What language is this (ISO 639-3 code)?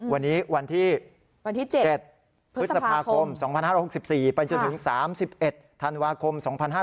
tha